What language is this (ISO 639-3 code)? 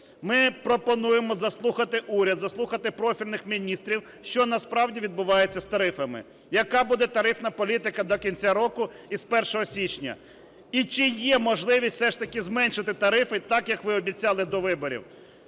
ukr